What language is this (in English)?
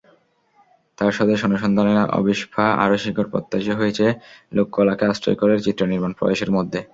Bangla